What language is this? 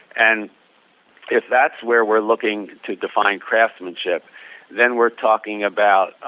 English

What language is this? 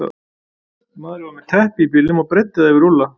Icelandic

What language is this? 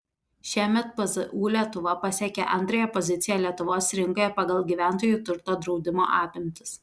Lithuanian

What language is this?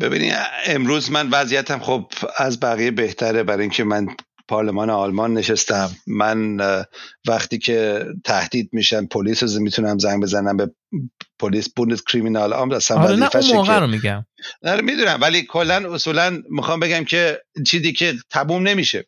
Persian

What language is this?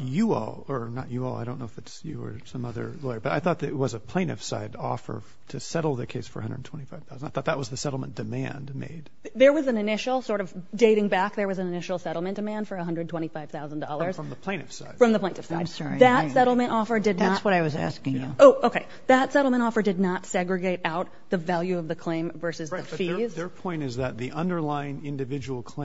English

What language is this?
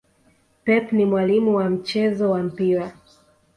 Swahili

